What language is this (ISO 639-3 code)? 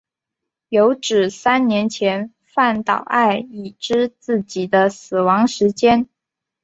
zho